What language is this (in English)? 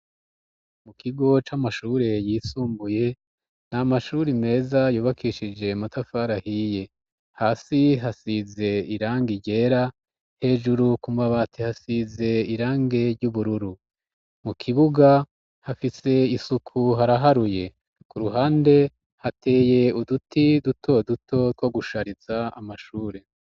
Rundi